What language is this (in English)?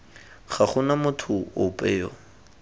Tswana